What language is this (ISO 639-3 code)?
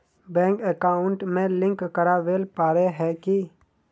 mag